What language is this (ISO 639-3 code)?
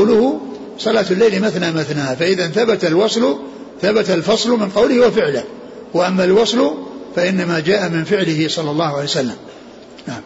ara